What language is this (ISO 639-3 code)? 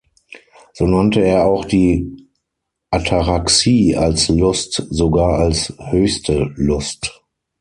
deu